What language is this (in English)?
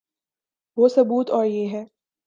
Urdu